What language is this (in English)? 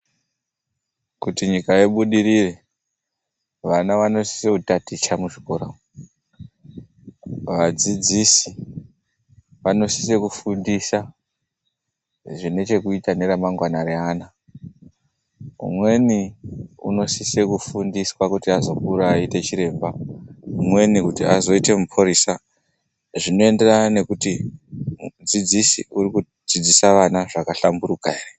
Ndau